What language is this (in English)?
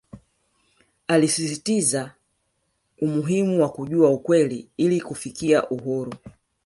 Swahili